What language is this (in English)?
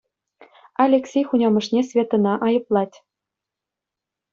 Chuvash